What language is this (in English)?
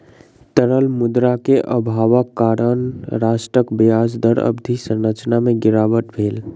Maithili